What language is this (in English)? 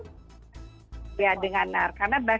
Indonesian